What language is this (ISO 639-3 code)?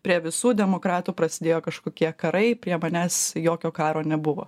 lit